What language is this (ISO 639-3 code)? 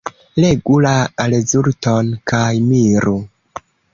epo